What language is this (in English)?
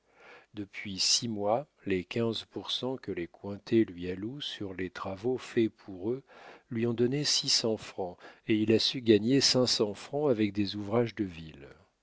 French